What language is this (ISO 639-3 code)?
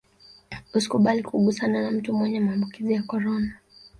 swa